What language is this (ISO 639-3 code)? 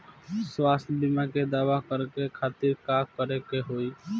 bho